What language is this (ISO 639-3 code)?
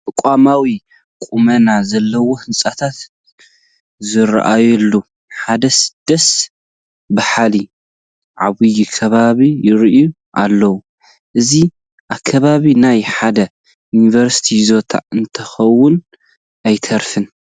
tir